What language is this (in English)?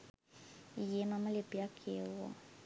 Sinhala